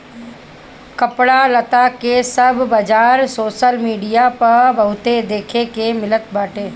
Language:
Bhojpuri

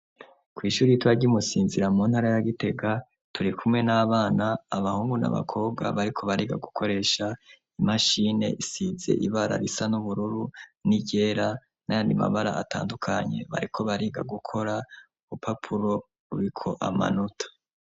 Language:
Rundi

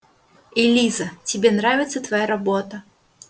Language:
Russian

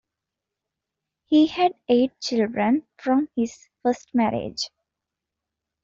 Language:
English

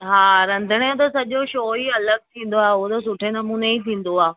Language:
Sindhi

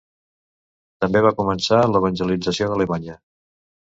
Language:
Catalan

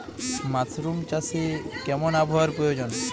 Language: Bangla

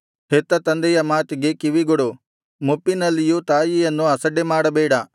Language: Kannada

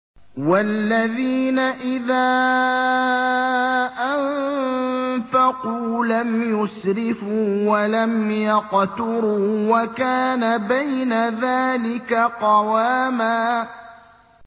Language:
Arabic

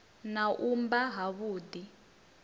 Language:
Venda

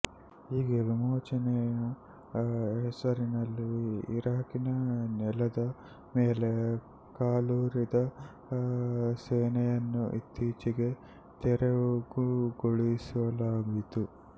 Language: Kannada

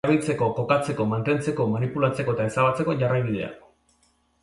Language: Basque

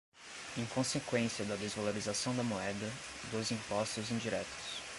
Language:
Portuguese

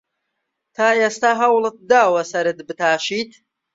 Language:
Central Kurdish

